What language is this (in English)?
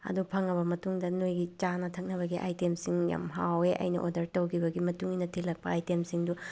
Manipuri